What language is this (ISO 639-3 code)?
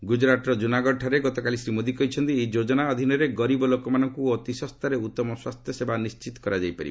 ori